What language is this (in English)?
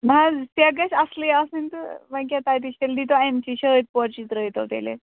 Kashmiri